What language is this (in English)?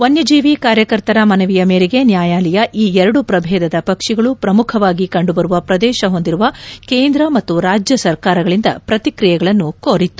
Kannada